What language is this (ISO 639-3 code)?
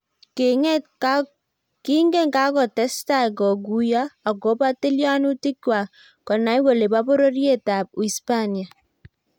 kln